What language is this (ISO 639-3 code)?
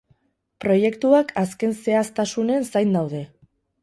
eus